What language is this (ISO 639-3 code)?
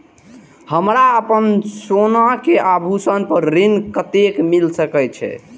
mai